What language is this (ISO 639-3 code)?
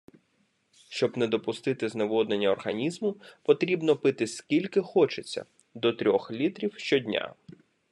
ukr